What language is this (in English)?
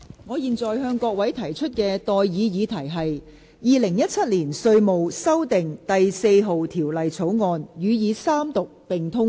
Cantonese